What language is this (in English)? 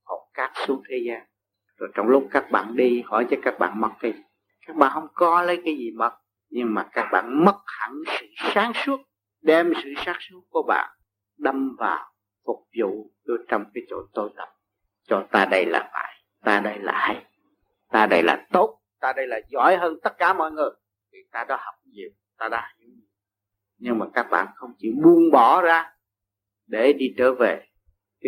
Vietnamese